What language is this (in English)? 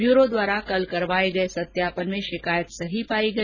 Hindi